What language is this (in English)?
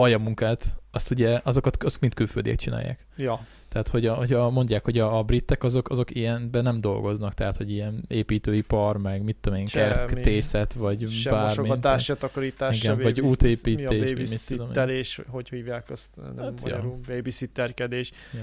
Hungarian